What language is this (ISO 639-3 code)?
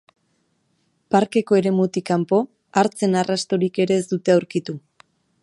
eus